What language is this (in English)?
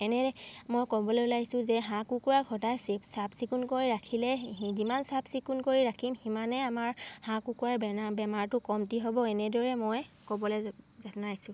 Assamese